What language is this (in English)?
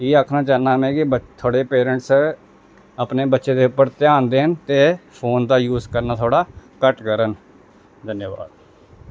Dogri